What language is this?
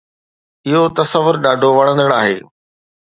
Sindhi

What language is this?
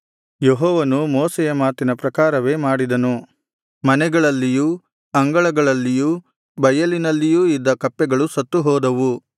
Kannada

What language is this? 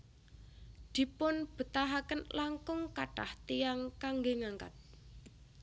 Javanese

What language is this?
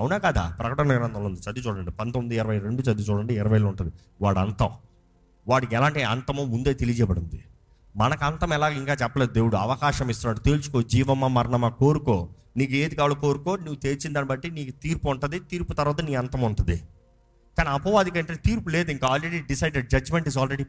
Telugu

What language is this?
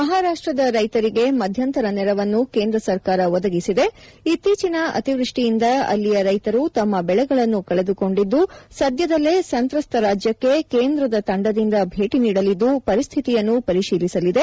Kannada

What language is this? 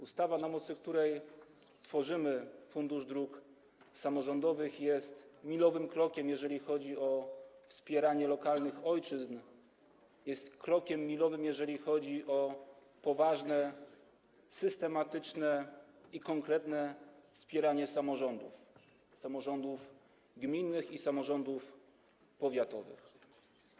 Polish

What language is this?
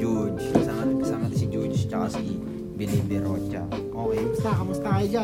Filipino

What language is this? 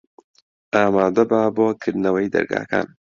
Central Kurdish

